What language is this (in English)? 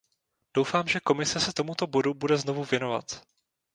Czech